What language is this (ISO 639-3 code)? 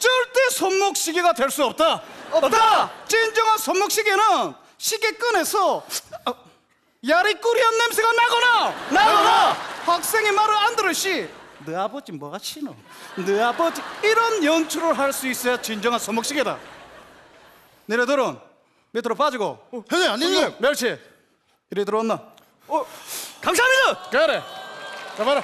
kor